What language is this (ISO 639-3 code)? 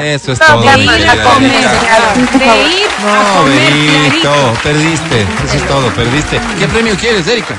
spa